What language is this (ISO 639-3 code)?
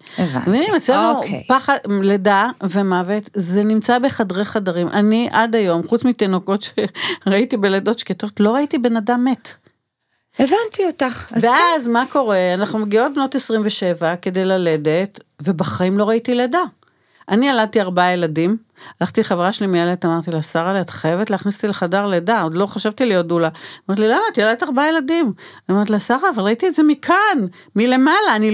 heb